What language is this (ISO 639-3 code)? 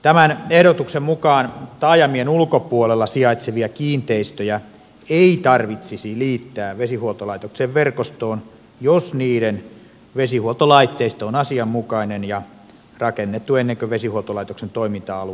fin